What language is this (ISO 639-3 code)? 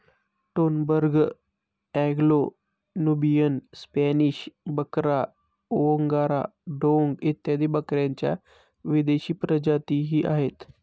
mar